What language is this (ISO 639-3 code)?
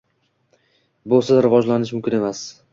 uzb